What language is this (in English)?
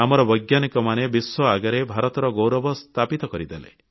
Odia